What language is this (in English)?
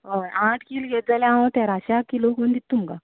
Konkani